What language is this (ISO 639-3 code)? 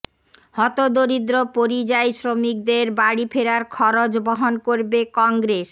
ben